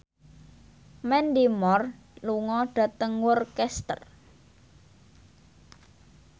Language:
Javanese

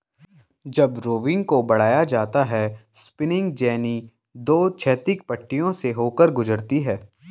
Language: Hindi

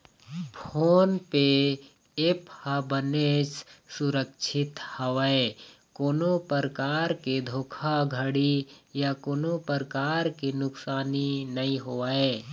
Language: Chhattisgarhi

